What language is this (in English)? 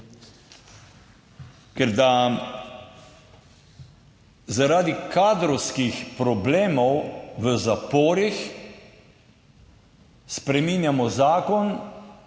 Slovenian